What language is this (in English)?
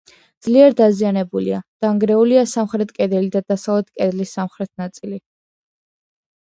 Georgian